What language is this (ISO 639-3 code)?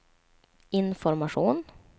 swe